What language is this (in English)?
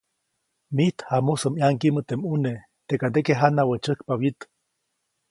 Copainalá Zoque